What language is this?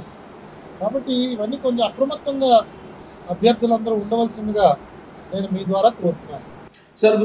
Telugu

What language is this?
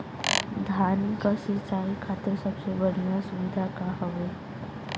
Bhojpuri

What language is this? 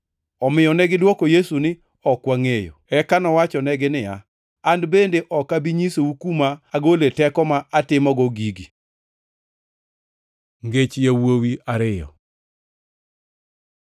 Luo (Kenya and Tanzania)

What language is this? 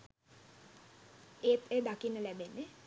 Sinhala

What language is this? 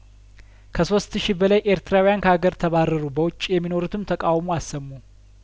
Amharic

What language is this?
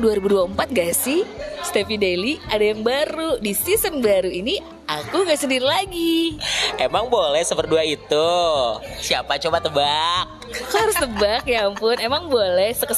Indonesian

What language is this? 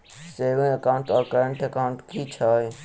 Maithili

